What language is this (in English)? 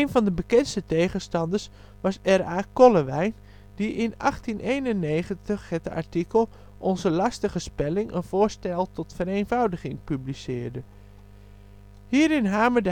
Dutch